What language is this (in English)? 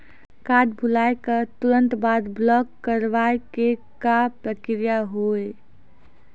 Maithili